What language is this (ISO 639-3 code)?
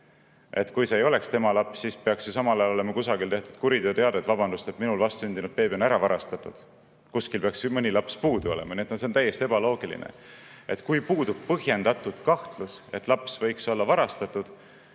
est